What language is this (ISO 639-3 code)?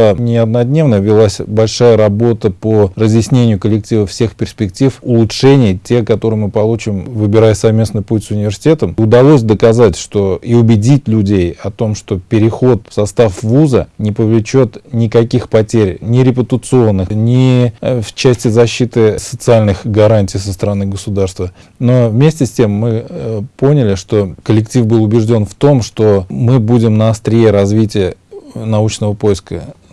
rus